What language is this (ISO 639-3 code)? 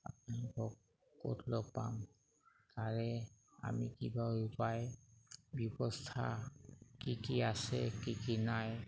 asm